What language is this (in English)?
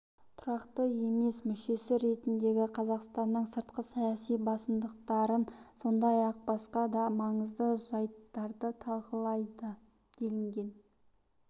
Kazakh